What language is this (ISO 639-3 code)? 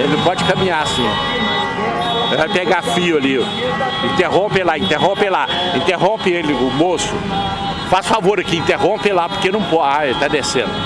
por